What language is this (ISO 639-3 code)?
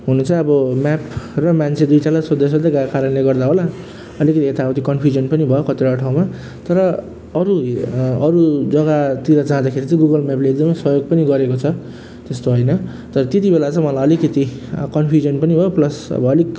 nep